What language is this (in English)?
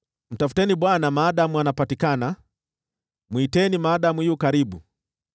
Swahili